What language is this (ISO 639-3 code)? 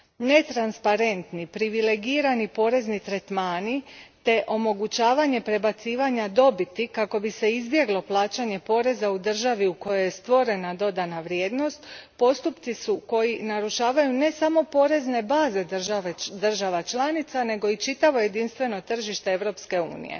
hrv